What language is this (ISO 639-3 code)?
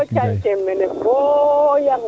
srr